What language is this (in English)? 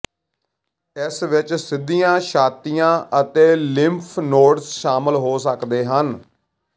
Punjabi